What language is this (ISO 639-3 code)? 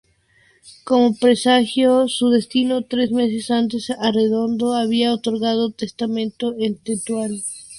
spa